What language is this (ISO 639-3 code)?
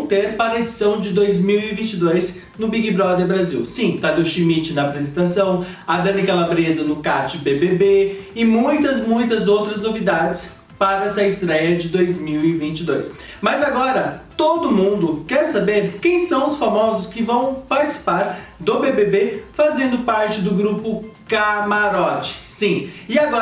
por